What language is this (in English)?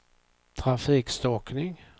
Swedish